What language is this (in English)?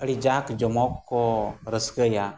Santali